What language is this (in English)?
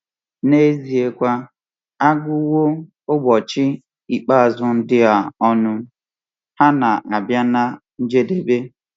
Igbo